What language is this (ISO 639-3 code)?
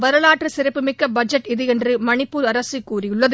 tam